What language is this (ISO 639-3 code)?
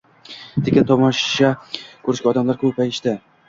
uzb